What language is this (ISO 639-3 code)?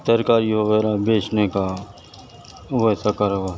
urd